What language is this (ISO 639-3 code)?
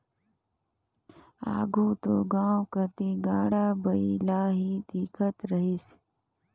hne